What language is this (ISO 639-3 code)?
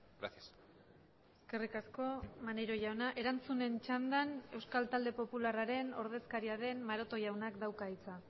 eus